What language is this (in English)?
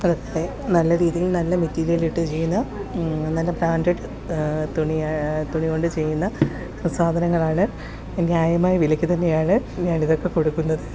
Malayalam